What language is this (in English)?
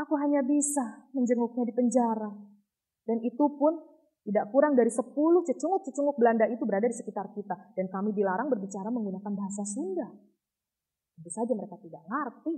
Indonesian